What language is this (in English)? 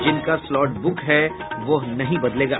Hindi